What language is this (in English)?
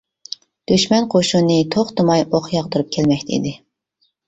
Uyghur